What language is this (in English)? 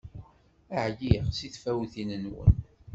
Kabyle